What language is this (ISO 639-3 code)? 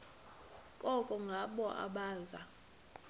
xho